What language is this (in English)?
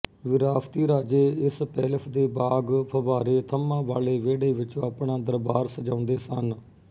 Punjabi